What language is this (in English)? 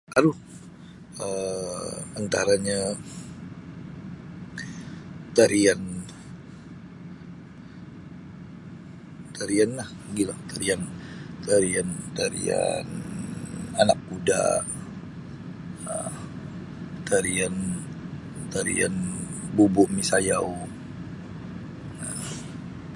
Sabah Bisaya